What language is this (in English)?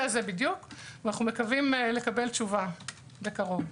Hebrew